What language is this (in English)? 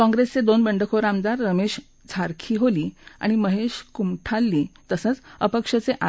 Marathi